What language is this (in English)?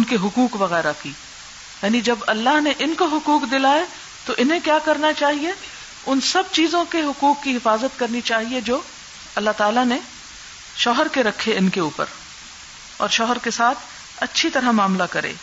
Urdu